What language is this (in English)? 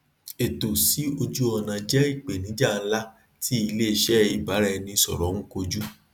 Yoruba